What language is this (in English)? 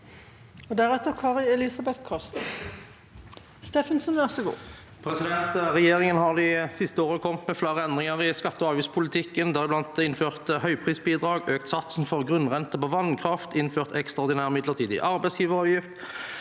Norwegian